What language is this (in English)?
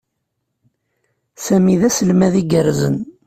Kabyle